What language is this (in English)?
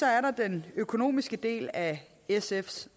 Danish